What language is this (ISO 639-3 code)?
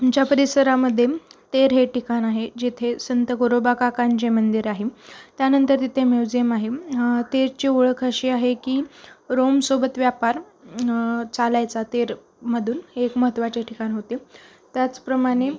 mar